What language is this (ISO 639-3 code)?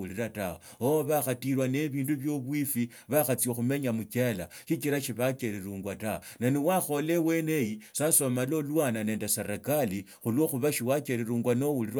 lto